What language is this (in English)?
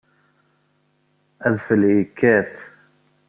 Kabyle